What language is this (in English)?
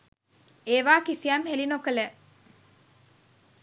Sinhala